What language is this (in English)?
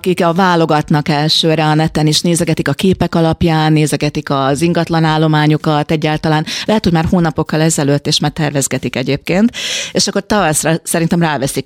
Hungarian